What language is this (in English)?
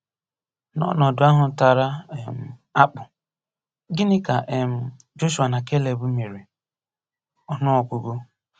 Igbo